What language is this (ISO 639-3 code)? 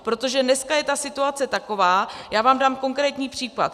ces